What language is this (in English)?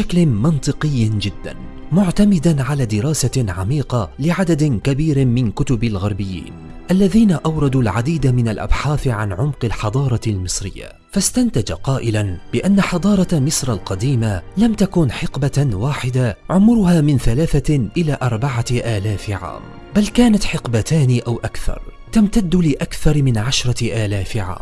Arabic